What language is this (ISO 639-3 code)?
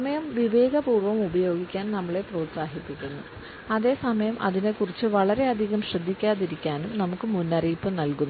mal